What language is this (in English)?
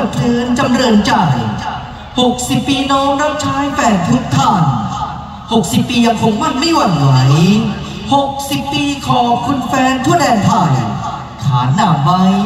Thai